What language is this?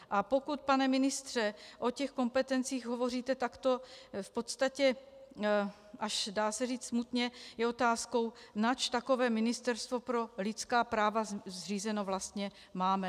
Czech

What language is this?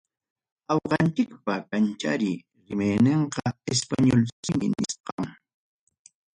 Ayacucho Quechua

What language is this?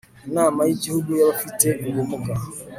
Kinyarwanda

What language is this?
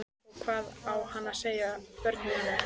Icelandic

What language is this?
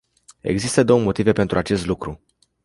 Romanian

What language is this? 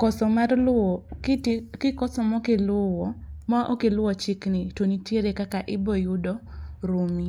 Luo (Kenya and Tanzania)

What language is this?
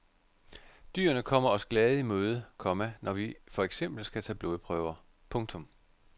Danish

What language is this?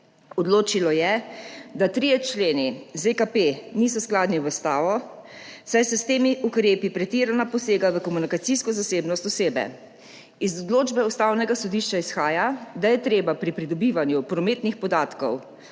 Slovenian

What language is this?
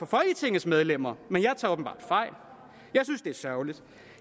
Danish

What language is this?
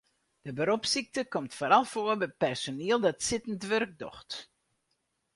Western Frisian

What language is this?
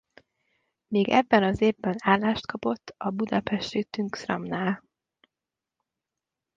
Hungarian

